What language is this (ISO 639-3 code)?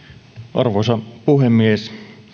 fin